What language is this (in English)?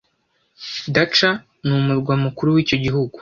Kinyarwanda